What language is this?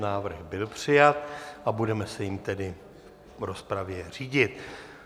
Czech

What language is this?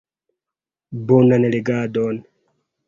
Esperanto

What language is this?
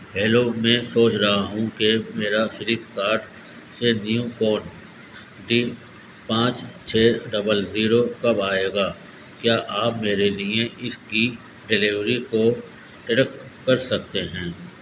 Urdu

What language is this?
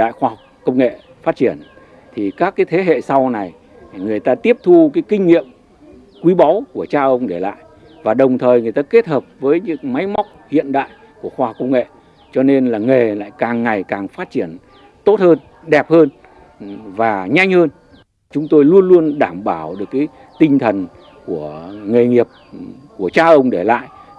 Vietnamese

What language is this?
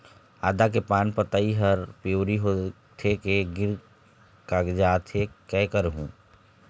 Chhattisgarhi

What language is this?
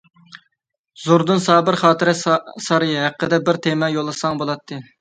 Uyghur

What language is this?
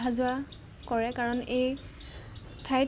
Assamese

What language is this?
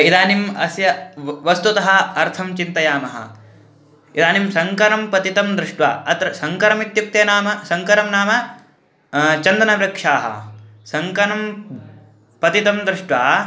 Sanskrit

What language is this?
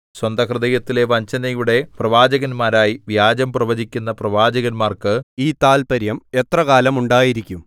Malayalam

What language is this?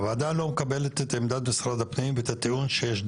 Hebrew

